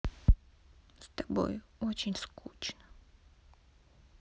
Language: Russian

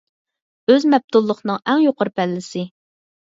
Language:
Uyghur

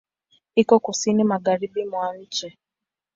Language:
Swahili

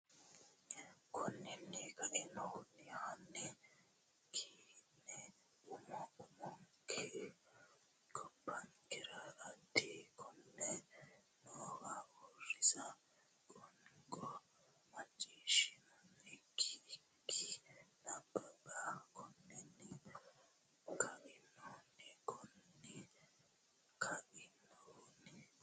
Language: Sidamo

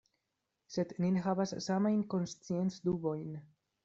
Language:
Esperanto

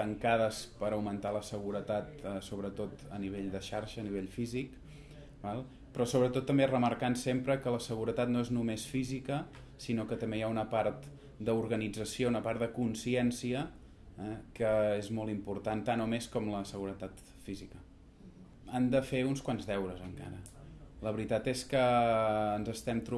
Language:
Catalan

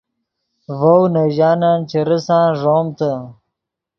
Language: Yidgha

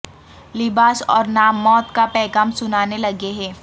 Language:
Urdu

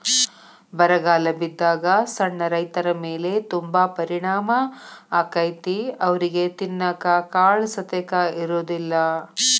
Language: Kannada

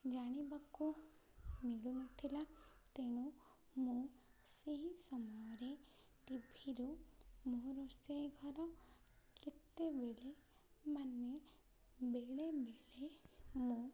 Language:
Odia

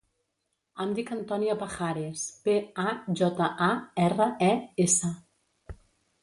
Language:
Catalan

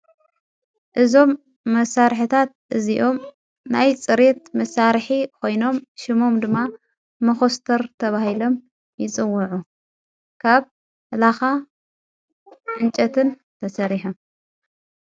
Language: Tigrinya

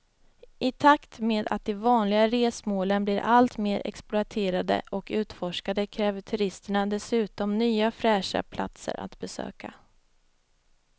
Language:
Swedish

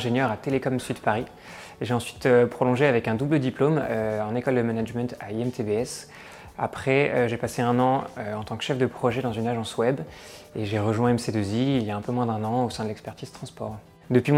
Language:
French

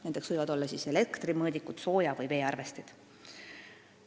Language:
Estonian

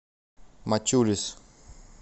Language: Russian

